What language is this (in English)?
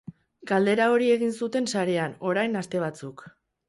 Basque